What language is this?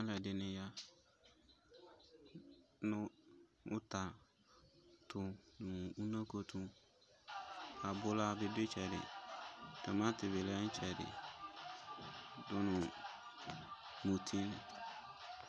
Ikposo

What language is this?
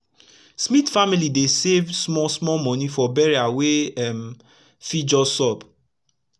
Nigerian Pidgin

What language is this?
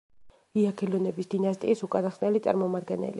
Georgian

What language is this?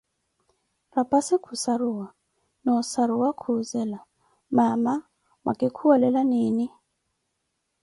Koti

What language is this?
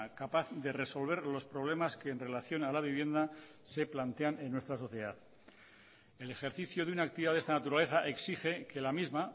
Spanish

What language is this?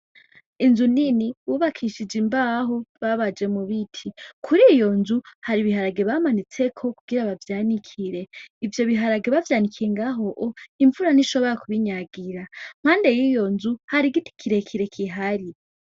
Rundi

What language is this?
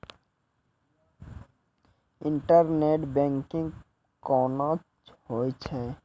Maithili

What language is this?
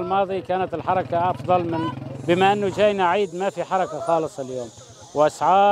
Arabic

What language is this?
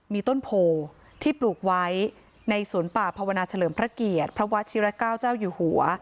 Thai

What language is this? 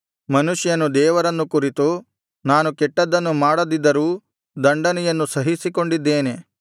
Kannada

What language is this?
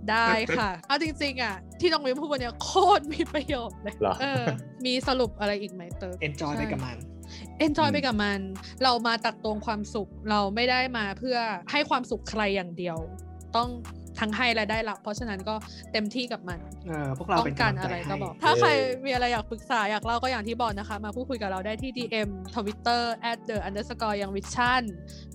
Thai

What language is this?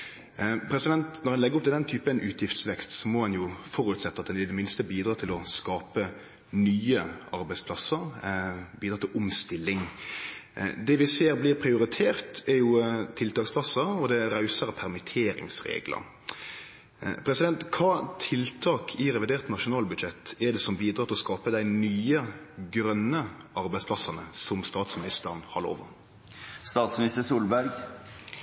Norwegian Nynorsk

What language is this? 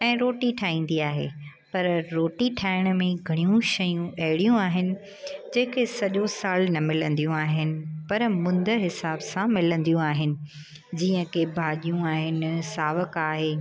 Sindhi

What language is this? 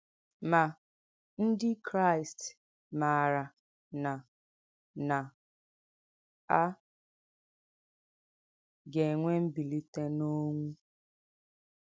Igbo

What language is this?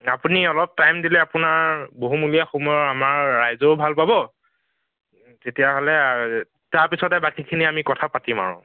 Assamese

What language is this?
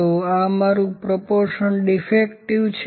Gujarati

